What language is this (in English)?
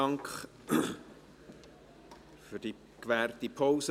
Swiss German